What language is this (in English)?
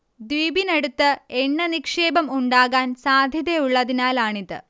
Malayalam